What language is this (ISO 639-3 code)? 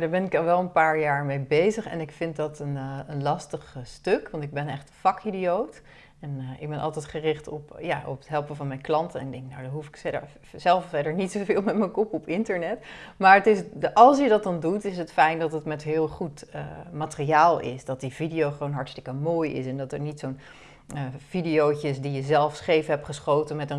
nld